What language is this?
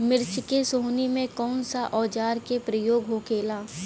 Bhojpuri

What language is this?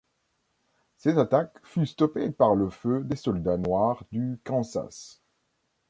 French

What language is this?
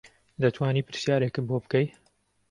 Central Kurdish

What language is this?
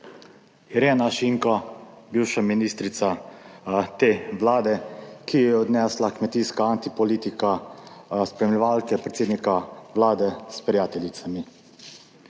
Slovenian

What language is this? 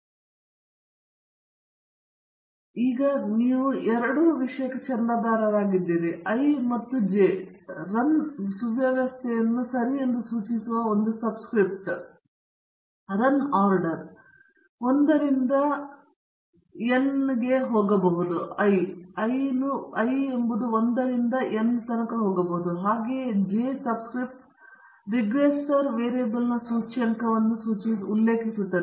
Kannada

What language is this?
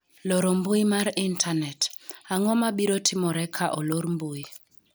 Luo (Kenya and Tanzania)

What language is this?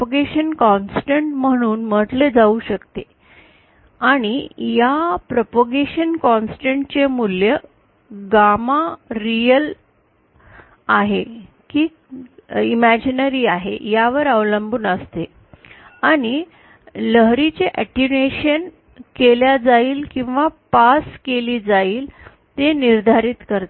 Marathi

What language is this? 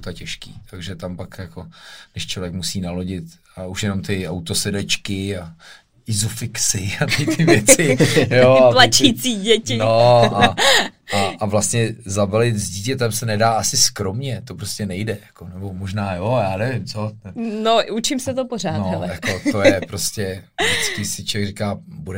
Czech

